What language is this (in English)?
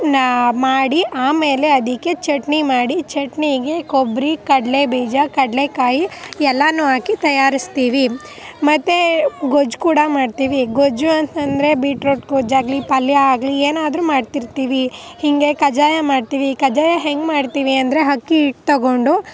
Kannada